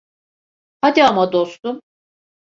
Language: Turkish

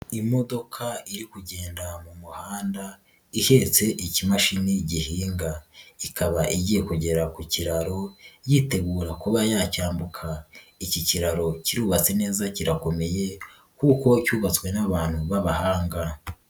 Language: Kinyarwanda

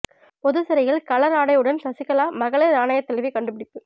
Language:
Tamil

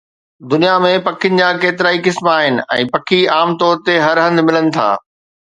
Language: Sindhi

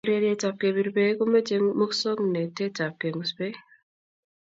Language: Kalenjin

